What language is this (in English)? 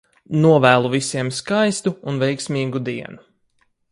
Latvian